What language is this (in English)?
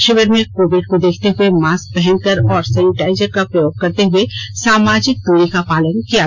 Hindi